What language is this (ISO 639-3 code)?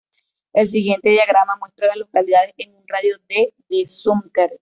spa